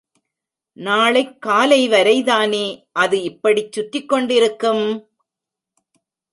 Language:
Tamil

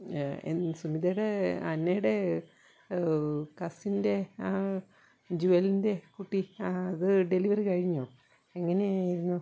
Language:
Malayalam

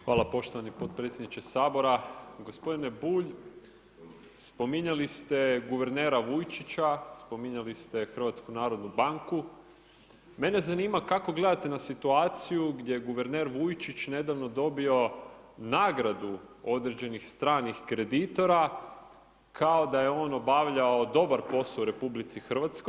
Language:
Croatian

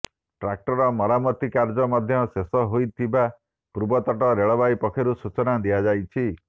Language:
Odia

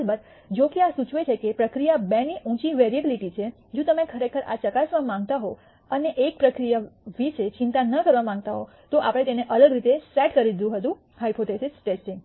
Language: Gujarati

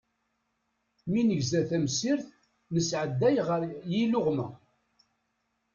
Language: Kabyle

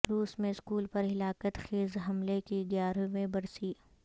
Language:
Urdu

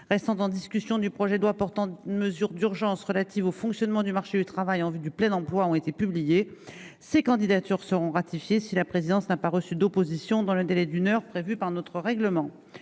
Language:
French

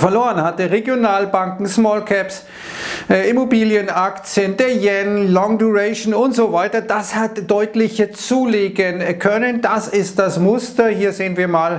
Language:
German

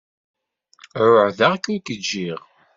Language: Kabyle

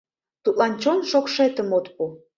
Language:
Mari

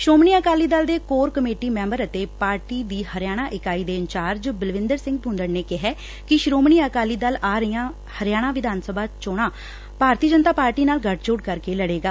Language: Punjabi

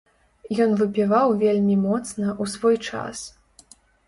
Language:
Belarusian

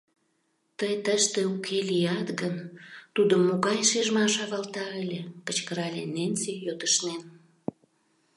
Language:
Mari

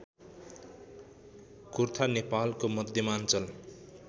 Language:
Nepali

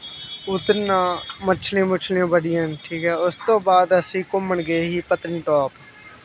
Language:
Dogri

